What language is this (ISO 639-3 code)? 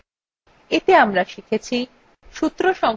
ben